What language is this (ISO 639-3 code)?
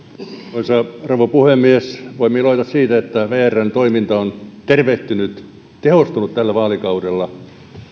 fin